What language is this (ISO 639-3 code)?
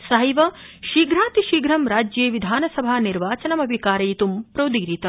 san